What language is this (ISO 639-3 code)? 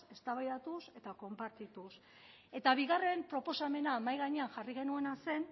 eus